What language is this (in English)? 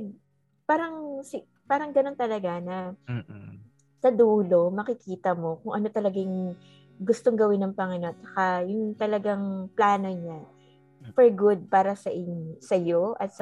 Filipino